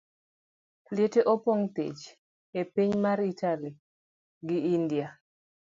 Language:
Luo (Kenya and Tanzania)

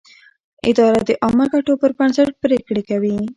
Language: Pashto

